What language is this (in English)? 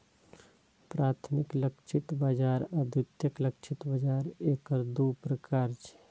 Maithili